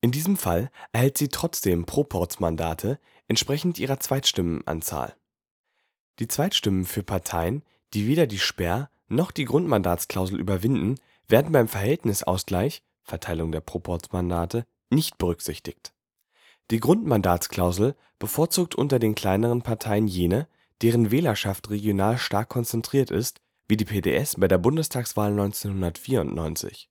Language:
German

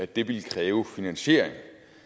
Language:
Danish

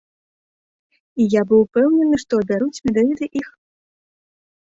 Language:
Belarusian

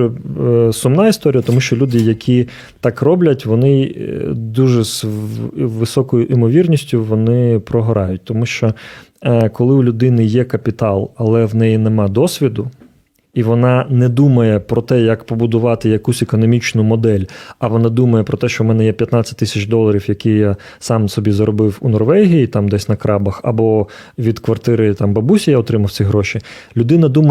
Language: Ukrainian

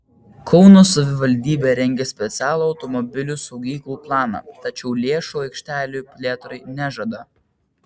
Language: Lithuanian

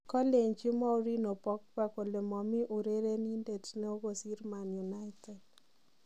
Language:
Kalenjin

